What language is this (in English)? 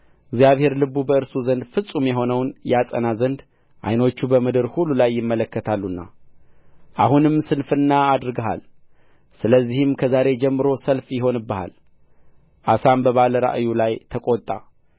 Amharic